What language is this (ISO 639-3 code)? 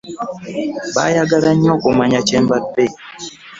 lug